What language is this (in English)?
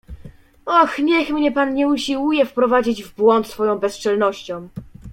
Polish